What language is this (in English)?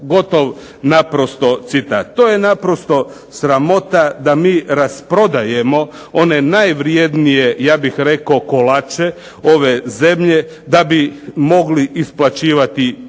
Croatian